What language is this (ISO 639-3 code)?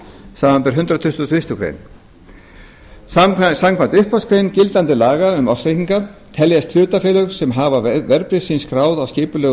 isl